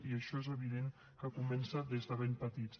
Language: Catalan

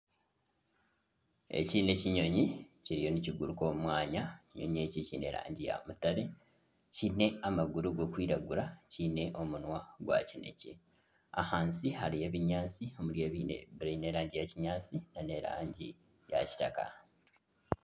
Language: Nyankole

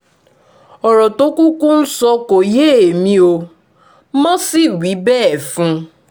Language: Yoruba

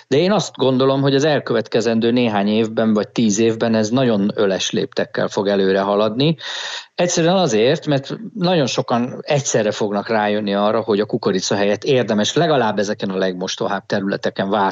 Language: Hungarian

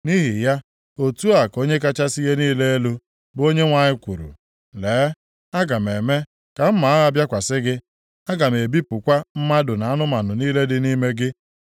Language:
Igbo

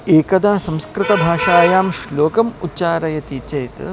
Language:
Sanskrit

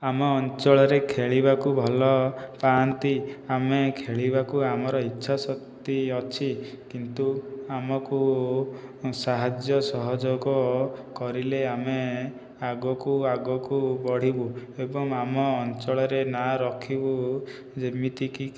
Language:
Odia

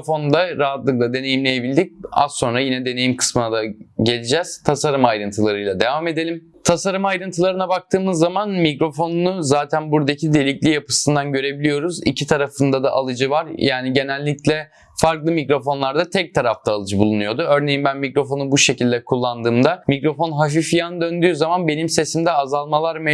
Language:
Turkish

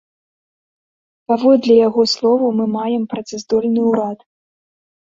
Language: Belarusian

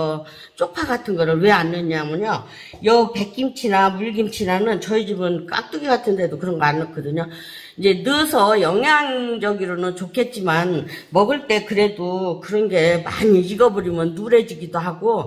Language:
Korean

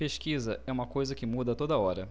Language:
Portuguese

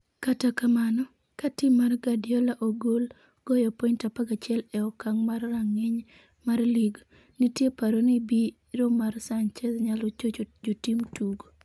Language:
Luo (Kenya and Tanzania)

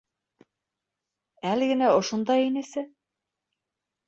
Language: Bashkir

